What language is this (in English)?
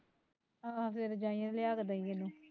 Punjabi